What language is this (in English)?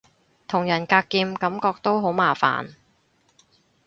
Cantonese